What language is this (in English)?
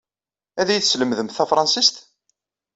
Kabyle